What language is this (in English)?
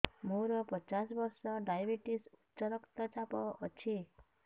Odia